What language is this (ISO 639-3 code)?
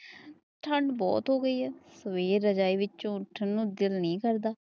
pan